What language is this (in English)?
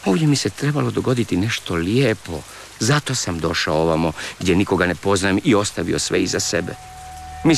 Croatian